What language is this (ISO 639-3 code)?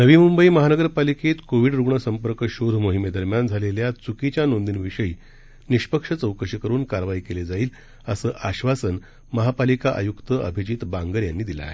mar